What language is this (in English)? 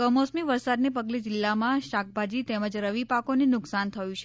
Gujarati